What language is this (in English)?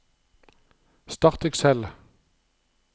Norwegian